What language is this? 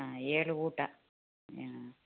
Kannada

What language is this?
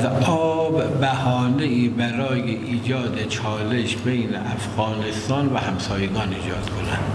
Persian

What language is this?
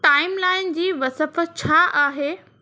Sindhi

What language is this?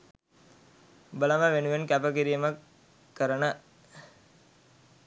Sinhala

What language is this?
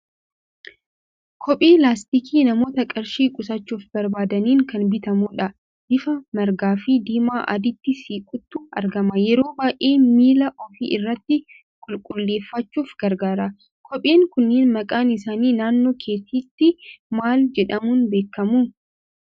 Oromo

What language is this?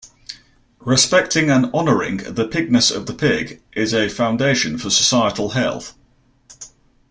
English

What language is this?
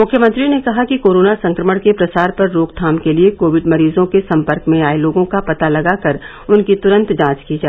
Hindi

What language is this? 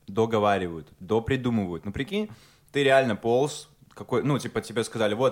Russian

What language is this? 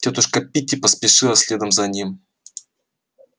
Russian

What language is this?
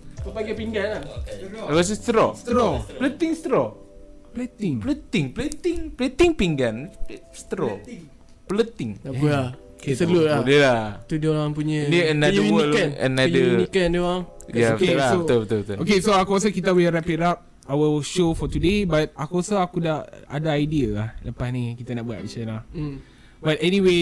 Malay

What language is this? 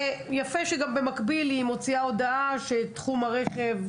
Hebrew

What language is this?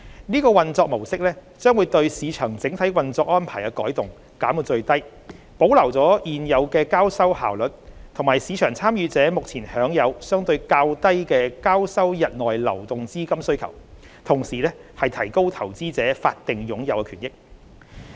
Cantonese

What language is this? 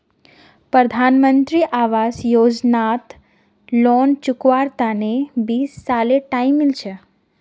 Magahi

